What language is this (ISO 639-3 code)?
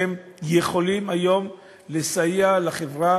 heb